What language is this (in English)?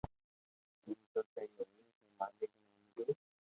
Loarki